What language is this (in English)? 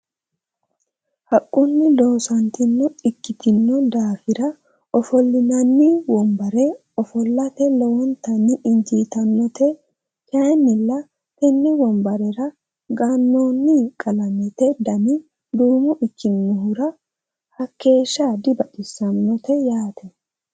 Sidamo